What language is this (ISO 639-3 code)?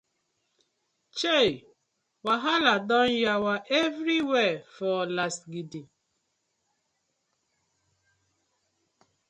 pcm